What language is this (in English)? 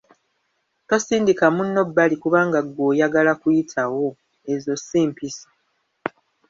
Ganda